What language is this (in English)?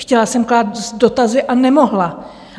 Czech